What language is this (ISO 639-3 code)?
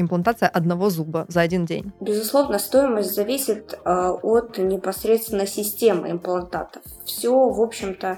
rus